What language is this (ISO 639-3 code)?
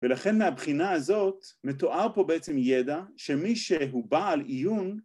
heb